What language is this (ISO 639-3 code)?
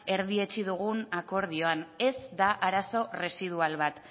eus